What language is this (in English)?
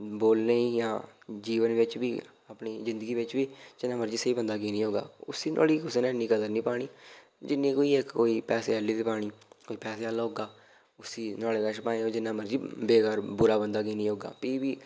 Dogri